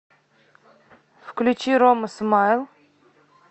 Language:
Russian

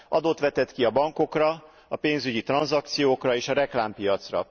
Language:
Hungarian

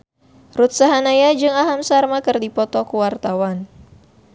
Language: Sundanese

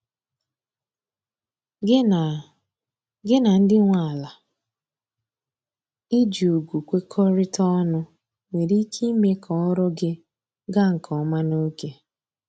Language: Igbo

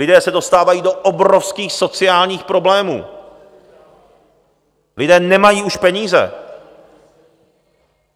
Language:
Czech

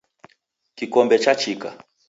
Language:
Taita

